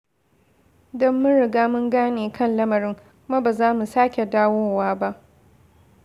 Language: Hausa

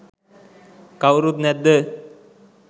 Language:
Sinhala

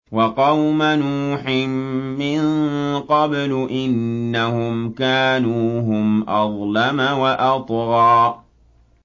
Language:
Arabic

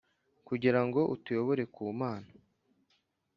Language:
Kinyarwanda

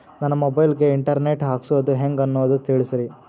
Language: Kannada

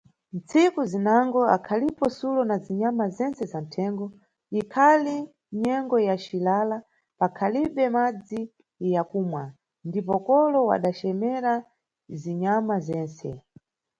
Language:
Nyungwe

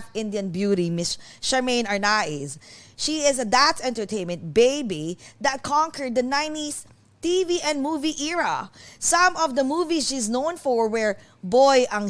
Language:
Filipino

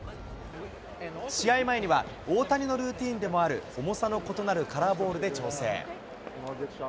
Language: Japanese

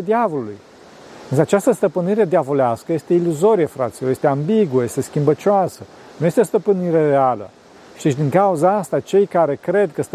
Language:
Romanian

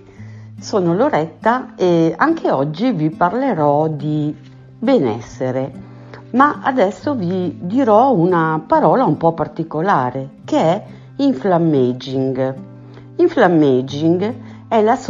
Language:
Italian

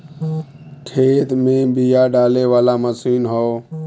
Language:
Bhojpuri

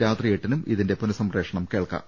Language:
Malayalam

